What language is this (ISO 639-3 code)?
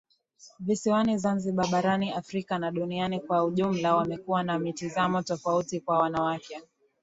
swa